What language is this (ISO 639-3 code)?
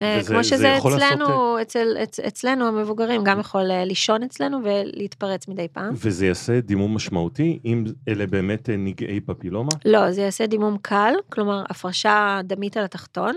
heb